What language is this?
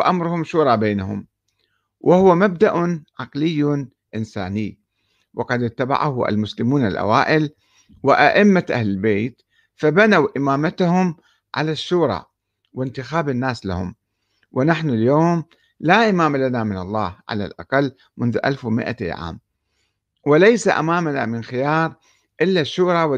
Arabic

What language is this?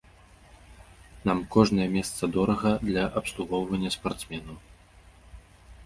Belarusian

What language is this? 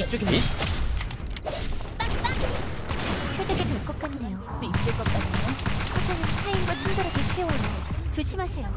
Korean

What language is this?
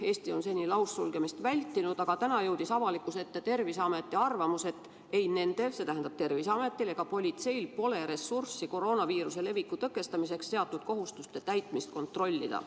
Estonian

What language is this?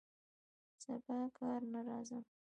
Pashto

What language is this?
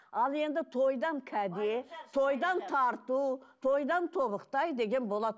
Kazakh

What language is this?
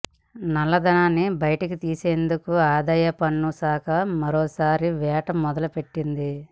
Telugu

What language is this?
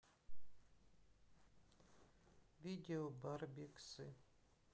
Russian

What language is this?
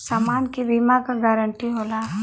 Bhojpuri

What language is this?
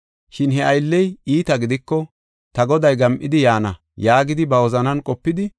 Gofa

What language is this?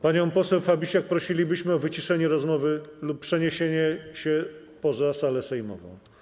Polish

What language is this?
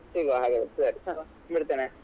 Kannada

